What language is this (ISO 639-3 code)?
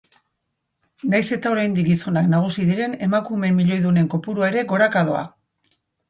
eus